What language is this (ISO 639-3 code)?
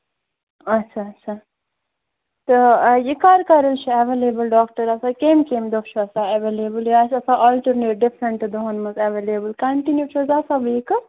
kas